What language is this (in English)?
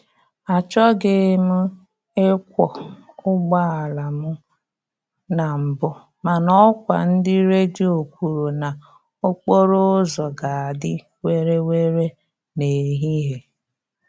Igbo